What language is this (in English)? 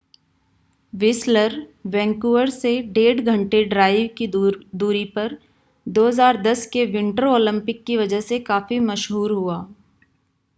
Hindi